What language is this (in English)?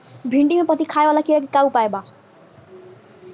Bhojpuri